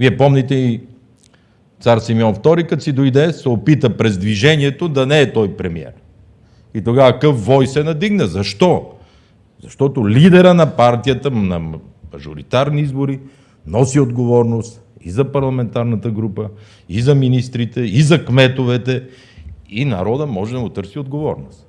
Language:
Bulgarian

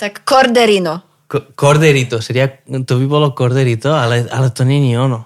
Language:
Slovak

